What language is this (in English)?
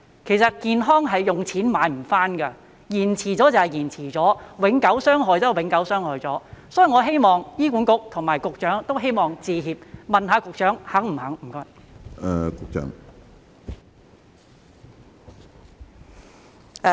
Cantonese